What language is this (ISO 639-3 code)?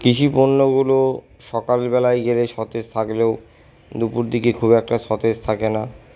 ben